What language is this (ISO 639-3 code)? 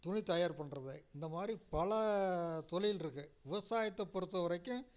tam